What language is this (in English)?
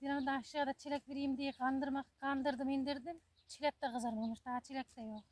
Turkish